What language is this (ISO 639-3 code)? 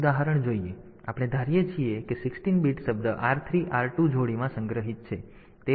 guj